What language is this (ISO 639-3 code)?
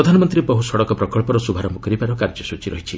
ori